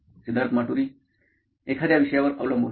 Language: Marathi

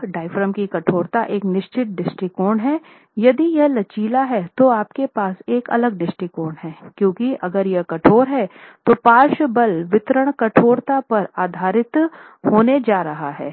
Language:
Hindi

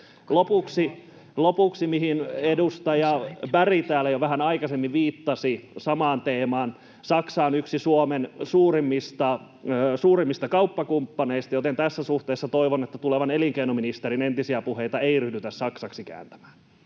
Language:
Finnish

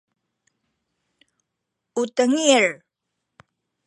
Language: Sakizaya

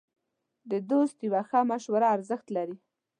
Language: Pashto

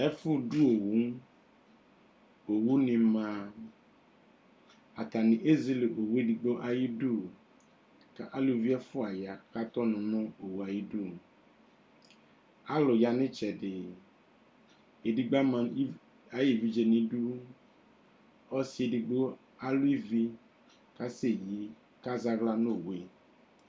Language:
Ikposo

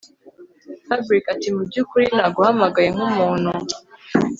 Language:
Kinyarwanda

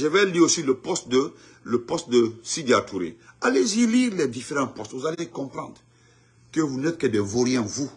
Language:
French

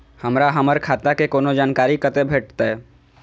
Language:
Maithili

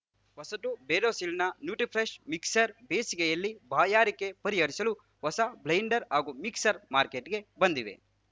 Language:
Kannada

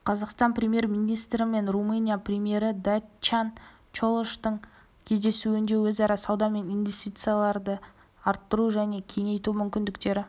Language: Kazakh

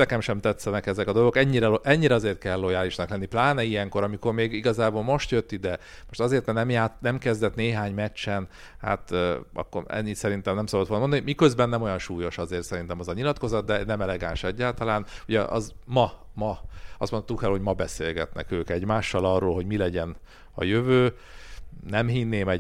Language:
Hungarian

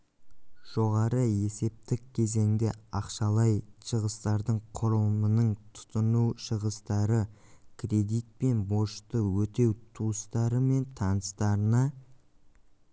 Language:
Kazakh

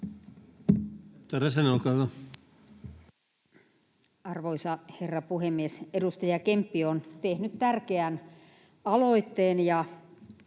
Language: Finnish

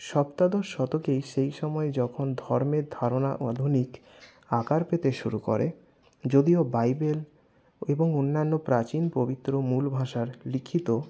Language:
Bangla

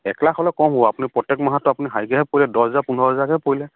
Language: Assamese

